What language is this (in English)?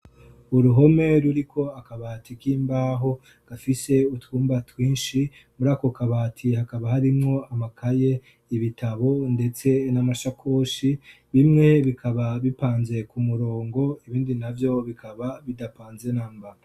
Rundi